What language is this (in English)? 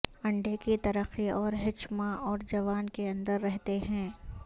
Urdu